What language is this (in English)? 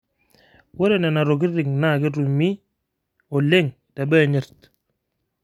Masai